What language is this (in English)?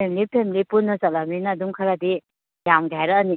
Manipuri